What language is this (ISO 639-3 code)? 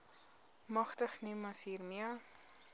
afr